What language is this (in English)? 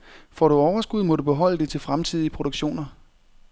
Danish